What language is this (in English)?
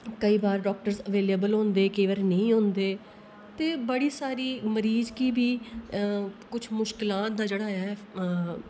Dogri